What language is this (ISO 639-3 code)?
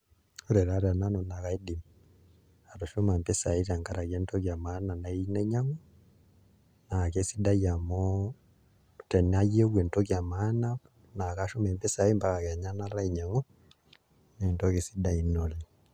mas